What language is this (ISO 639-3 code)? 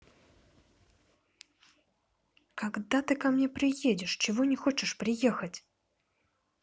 rus